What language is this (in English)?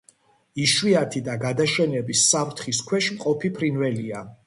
Georgian